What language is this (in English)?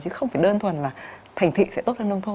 Vietnamese